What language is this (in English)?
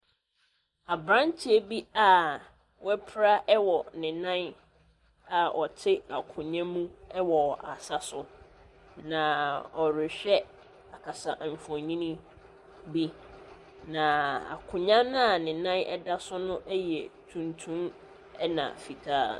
Akan